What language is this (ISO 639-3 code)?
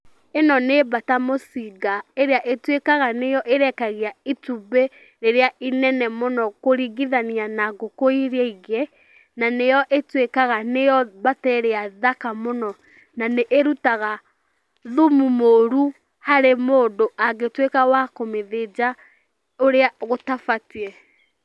kik